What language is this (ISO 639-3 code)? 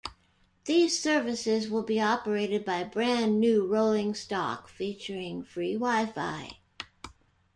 eng